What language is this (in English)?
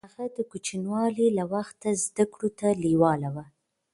Pashto